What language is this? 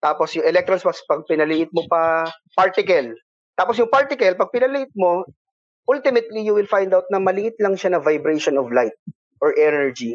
Filipino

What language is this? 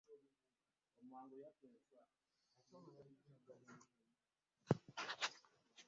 Ganda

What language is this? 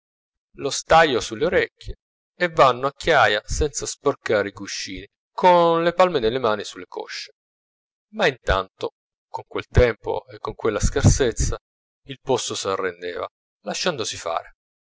Italian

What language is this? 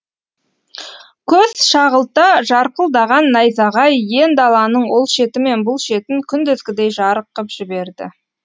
Kazakh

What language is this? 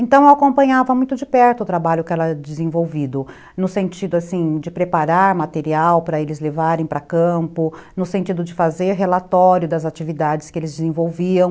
Portuguese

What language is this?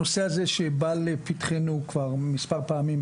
Hebrew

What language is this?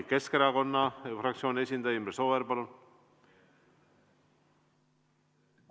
Estonian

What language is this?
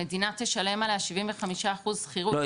Hebrew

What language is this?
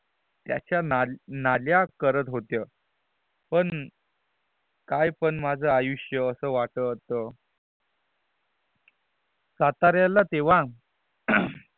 Marathi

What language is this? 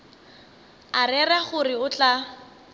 Northern Sotho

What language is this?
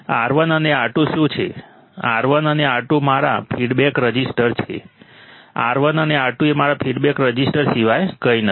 Gujarati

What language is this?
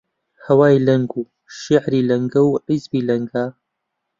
Central Kurdish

